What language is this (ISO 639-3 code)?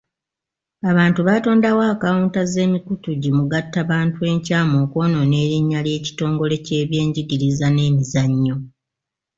lug